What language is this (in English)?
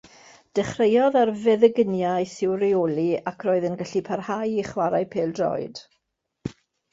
Welsh